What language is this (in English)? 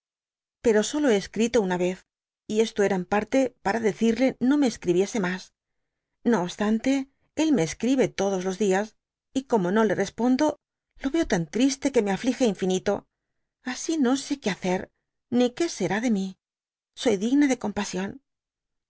Spanish